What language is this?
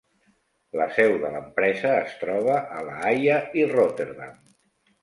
Catalan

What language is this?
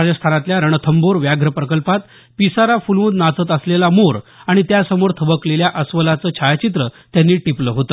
Marathi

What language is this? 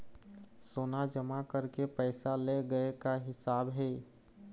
Chhattisgarhi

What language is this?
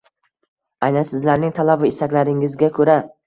Uzbek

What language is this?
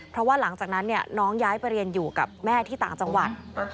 Thai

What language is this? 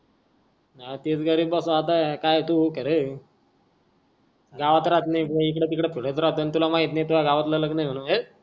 Marathi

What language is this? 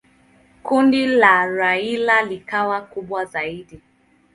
Swahili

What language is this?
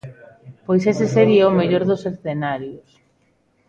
Galician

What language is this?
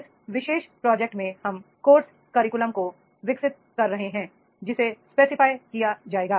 Hindi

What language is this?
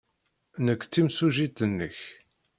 Kabyle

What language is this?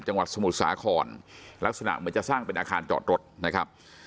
Thai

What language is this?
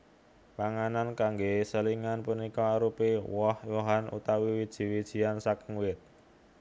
Javanese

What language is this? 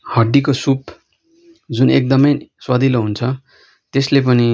Nepali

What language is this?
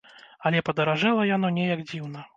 Belarusian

